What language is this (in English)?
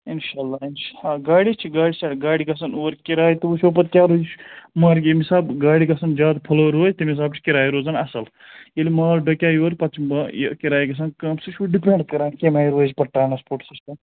Kashmiri